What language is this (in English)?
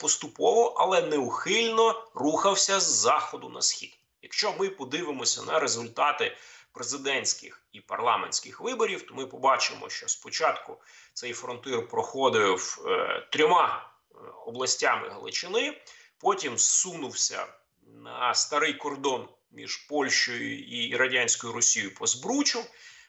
Ukrainian